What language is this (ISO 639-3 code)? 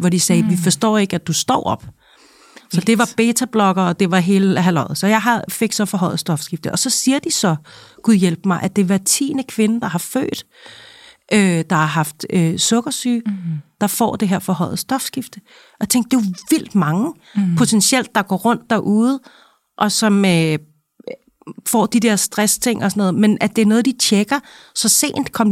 dan